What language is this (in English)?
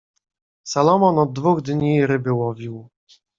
Polish